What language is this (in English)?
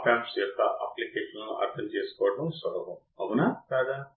Telugu